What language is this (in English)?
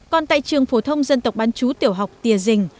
Vietnamese